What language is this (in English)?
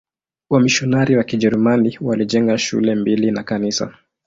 Swahili